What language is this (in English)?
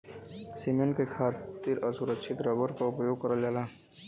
Bhojpuri